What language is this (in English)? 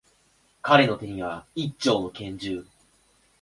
Japanese